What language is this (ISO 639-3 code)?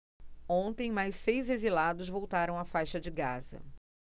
por